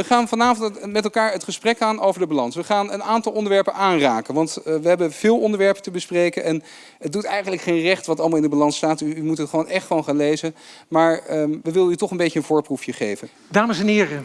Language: Dutch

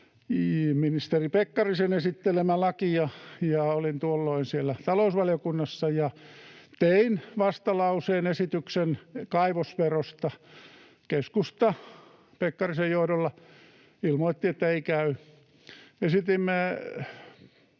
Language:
Finnish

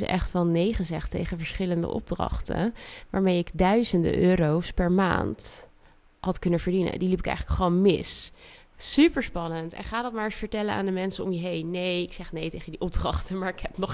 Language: Dutch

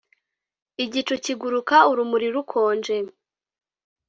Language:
Kinyarwanda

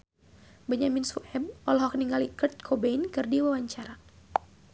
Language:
Sundanese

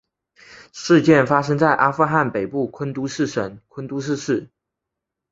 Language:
Chinese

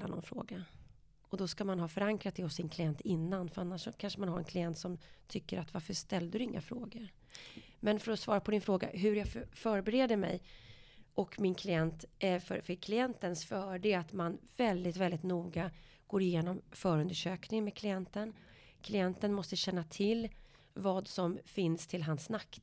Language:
Swedish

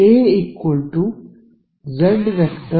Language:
Kannada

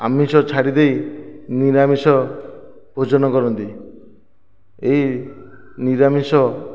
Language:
Odia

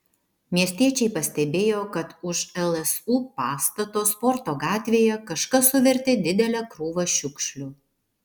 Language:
Lithuanian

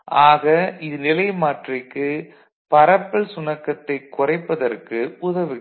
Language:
Tamil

